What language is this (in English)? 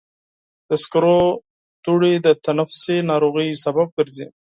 Pashto